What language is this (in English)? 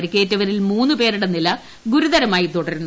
Malayalam